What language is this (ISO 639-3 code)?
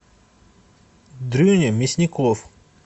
rus